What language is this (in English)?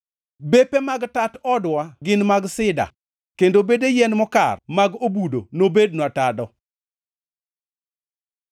Luo (Kenya and Tanzania)